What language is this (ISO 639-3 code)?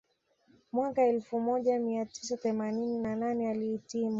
swa